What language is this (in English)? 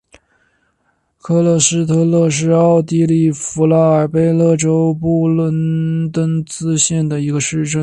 Chinese